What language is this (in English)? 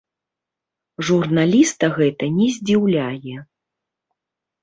Belarusian